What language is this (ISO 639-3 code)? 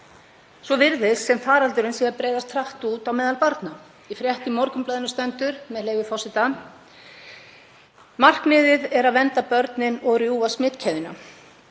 isl